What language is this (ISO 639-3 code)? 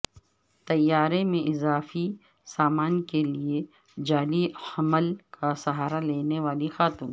urd